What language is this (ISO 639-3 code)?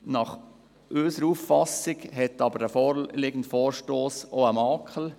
gsw